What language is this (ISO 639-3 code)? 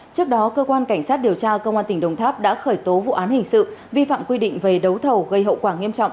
vie